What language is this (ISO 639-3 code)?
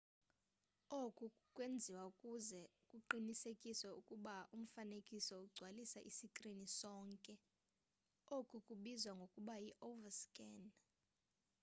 xho